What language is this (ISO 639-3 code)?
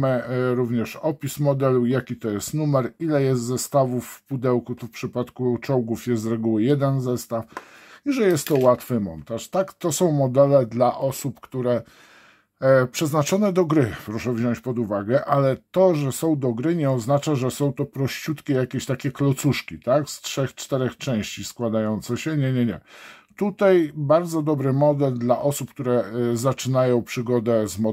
pol